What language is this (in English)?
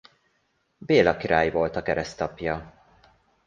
Hungarian